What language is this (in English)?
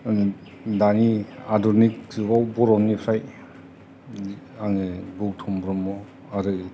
Bodo